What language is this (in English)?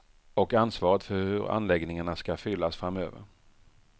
Swedish